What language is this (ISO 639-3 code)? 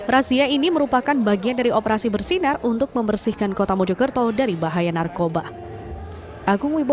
ind